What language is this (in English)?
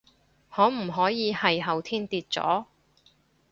Cantonese